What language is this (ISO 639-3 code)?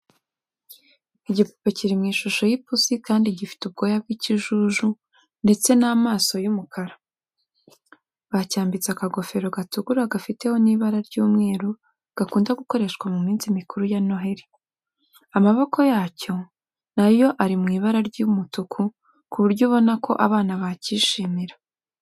kin